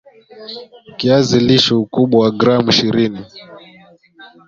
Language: Swahili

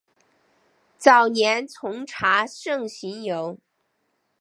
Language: Chinese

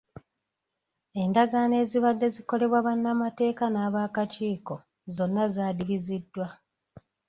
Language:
Ganda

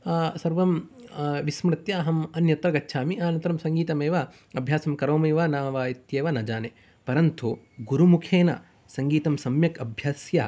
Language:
Sanskrit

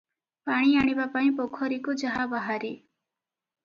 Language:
Odia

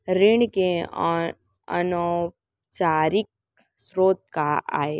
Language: Chhattisgarhi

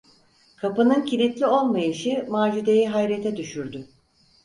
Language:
Turkish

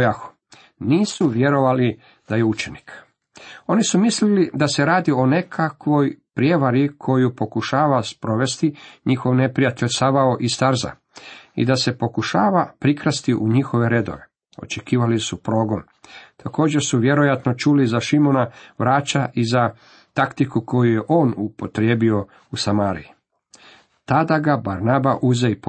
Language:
Croatian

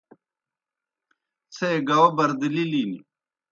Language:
Kohistani Shina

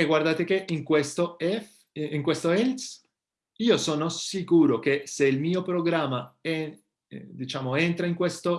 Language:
Italian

